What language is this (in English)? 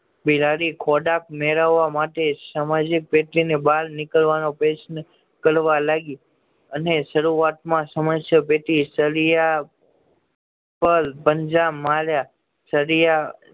Gujarati